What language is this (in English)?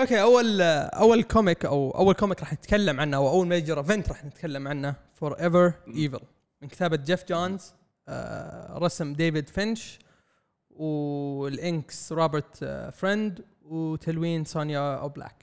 Arabic